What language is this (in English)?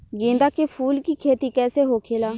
Bhojpuri